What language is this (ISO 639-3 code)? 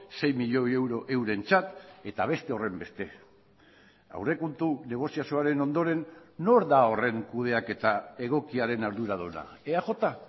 eus